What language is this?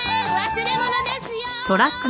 Japanese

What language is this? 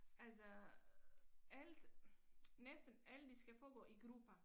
Danish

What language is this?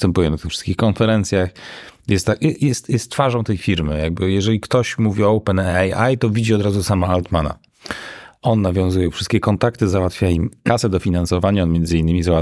Polish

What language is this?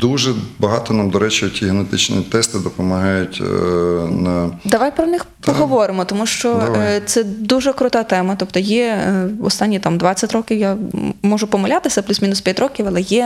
Ukrainian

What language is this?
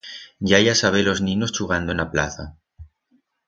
Aragonese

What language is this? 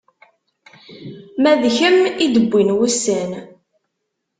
Kabyle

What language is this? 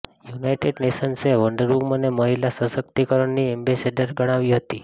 Gujarati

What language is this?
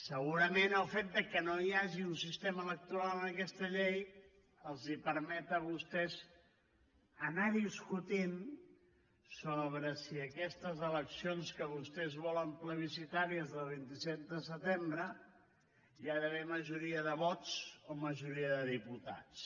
Catalan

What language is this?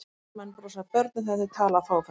Icelandic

